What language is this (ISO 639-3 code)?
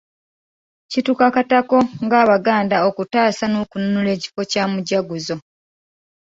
lug